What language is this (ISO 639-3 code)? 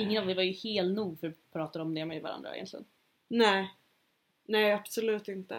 swe